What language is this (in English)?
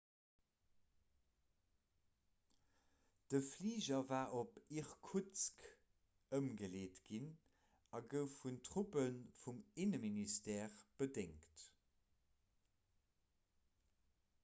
Luxembourgish